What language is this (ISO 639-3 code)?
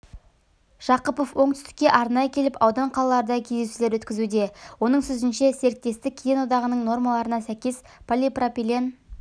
kaz